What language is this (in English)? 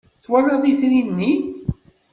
Kabyle